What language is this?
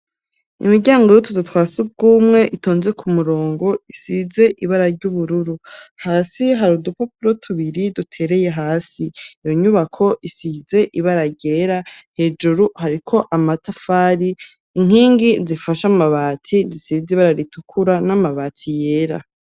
Rundi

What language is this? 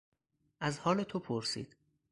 Persian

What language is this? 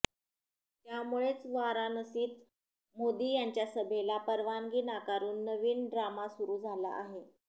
Marathi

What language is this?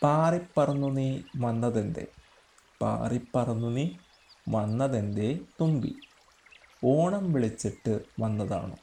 Malayalam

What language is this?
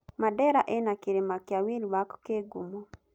Kikuyu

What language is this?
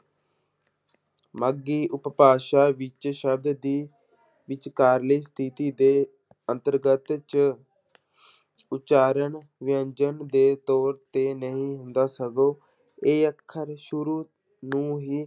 Punjabi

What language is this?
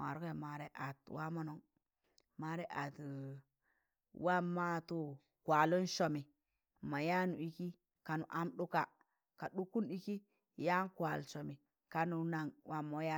Tangale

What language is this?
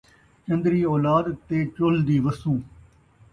Saraiki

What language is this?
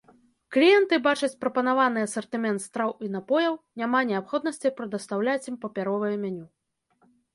Belarusian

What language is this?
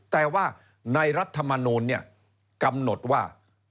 Thai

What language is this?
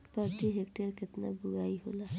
Bhojpuri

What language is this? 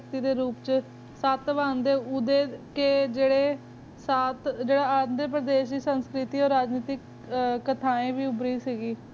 Punjabi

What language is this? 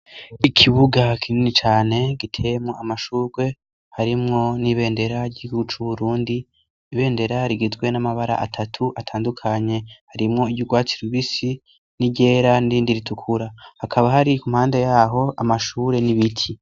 Rundi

